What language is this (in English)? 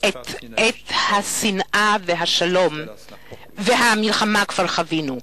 Hebrew